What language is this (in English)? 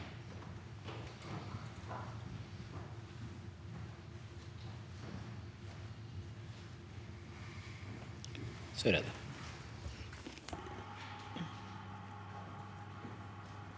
Norwegian